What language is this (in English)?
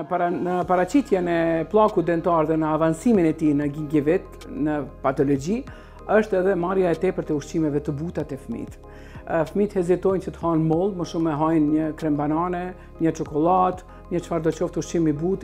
Romanian